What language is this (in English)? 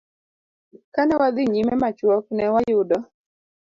Luo (Kenya and Tanzania)